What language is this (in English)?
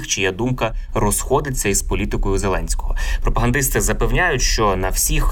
Ukrainian